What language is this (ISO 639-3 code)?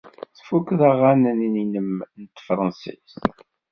kab